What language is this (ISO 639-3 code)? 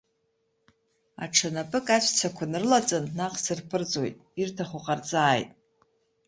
abk